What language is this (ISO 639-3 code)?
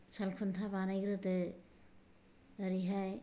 brx